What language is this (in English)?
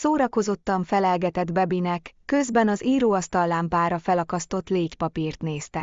Hungarian